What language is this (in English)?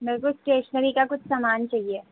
Urdu